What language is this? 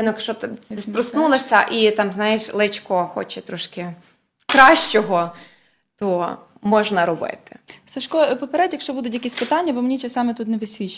Ukrainian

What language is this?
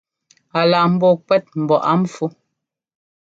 Ngomba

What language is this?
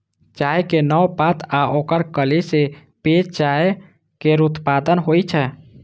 Maithili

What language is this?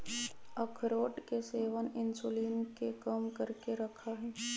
Magahi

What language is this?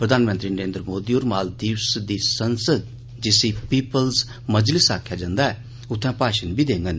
Dogri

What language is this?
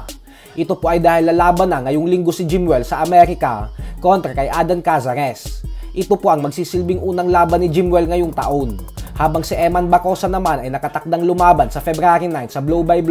Filipino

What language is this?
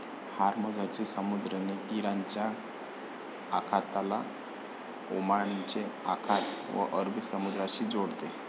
Marathi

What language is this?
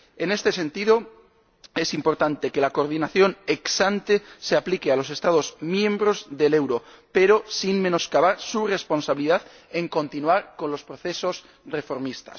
Spanish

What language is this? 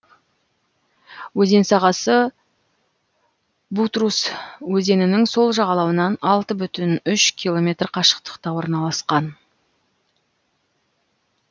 Kazakh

